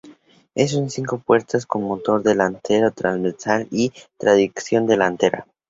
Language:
Spanish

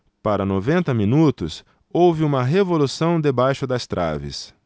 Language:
Portuguese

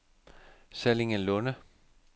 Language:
Danish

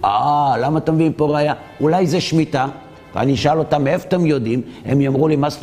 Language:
Hebrew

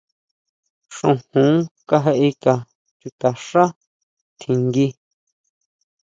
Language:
Huautla Mazatec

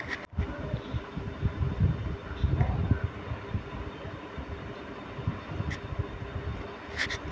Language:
Maithili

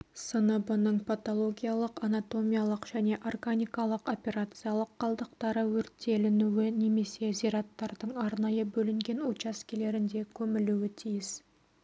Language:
Kazakh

